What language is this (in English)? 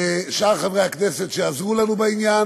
Hebrew